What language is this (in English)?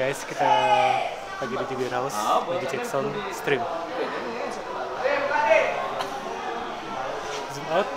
Indonesian